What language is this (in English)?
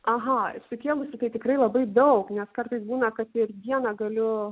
Lithuanian